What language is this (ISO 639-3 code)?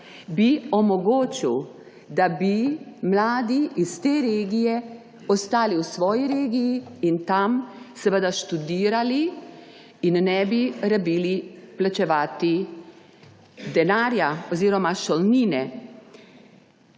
slv